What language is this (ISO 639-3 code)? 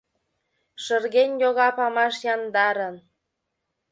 chm